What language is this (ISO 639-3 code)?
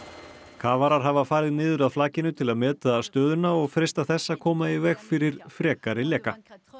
isl